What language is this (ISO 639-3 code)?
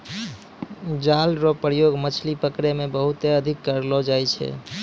mai